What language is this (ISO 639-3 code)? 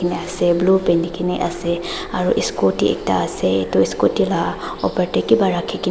nag